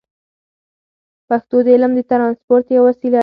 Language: Pashto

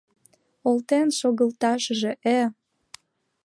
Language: Mari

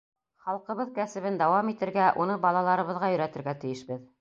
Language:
Bashkir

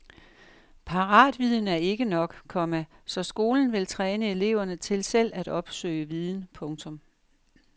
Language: Danish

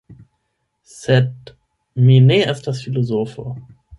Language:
Esperanto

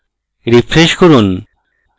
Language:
Bangla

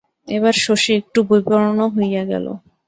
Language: Bangla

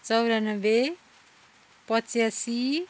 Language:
Nepali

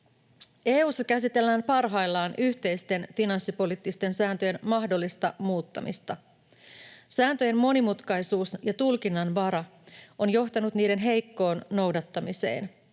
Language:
Finnish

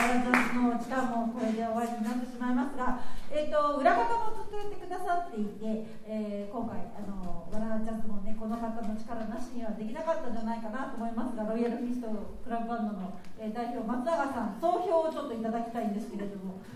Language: Japanese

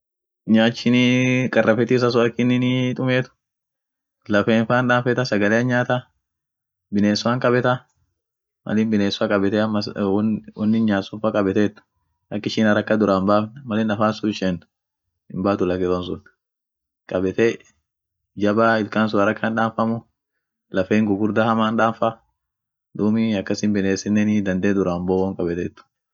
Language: Orma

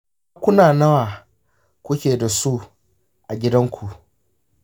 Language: Hausa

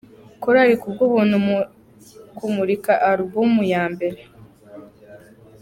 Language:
Kinyarwanda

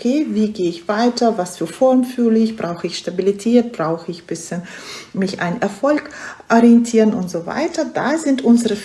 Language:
German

